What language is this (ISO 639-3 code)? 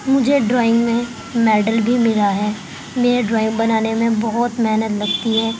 urd